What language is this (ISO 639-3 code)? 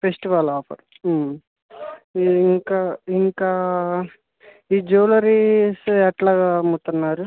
tel